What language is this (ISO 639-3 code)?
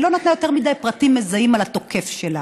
heb